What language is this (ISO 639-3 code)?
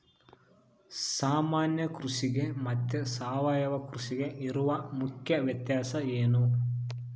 kan